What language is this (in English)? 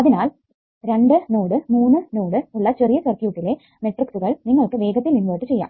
Malayalam